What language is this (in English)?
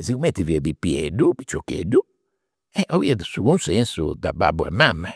Campidanese Sardinian